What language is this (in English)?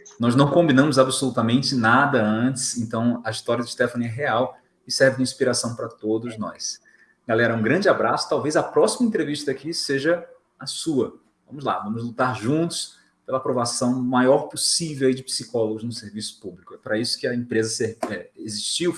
Portuguese